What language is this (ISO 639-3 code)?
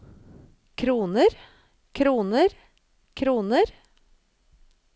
nor